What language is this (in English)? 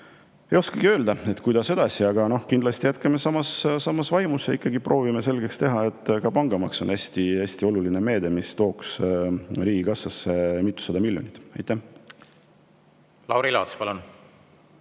Estonian